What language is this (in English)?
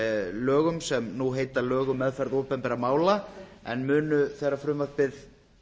Icelandic